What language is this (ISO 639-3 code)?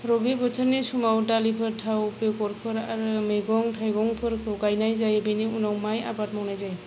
brx